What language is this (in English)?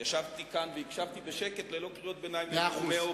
Hebrew